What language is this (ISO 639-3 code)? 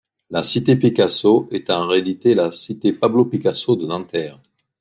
fra